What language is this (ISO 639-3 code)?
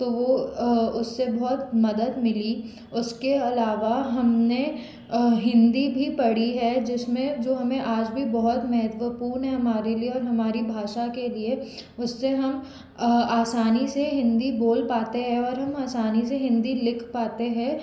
hin